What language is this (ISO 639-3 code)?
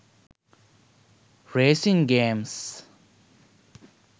sin